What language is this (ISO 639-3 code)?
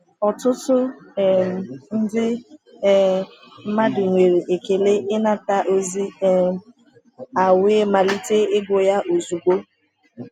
ibo